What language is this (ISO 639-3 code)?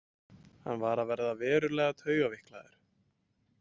isl